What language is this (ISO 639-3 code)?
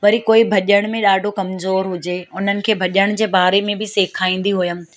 snd